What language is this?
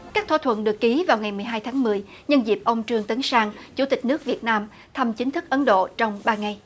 Vietnamese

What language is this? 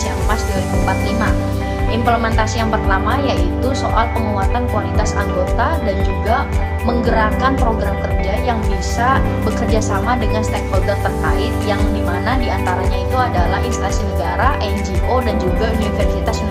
Indonesian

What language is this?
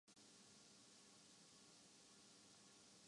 Urdu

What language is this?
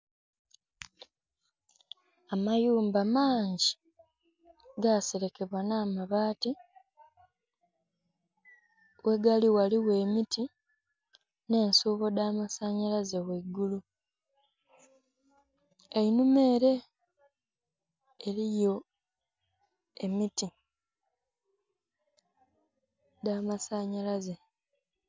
Soga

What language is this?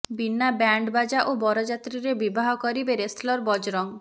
Odia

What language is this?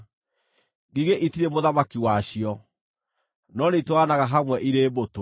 Kikuyu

